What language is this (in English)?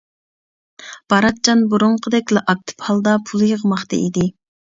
Uyghur